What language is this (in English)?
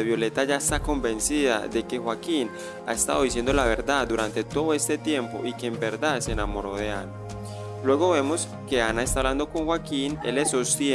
Spanish